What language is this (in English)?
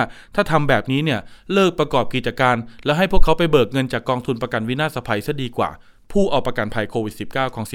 Thai